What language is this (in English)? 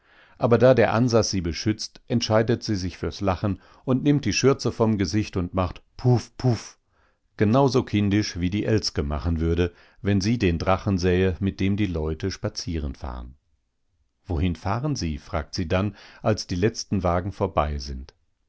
German